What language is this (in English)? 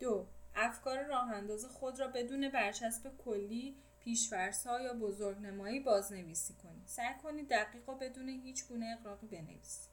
Persian